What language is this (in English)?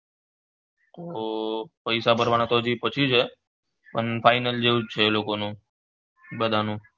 Gujarati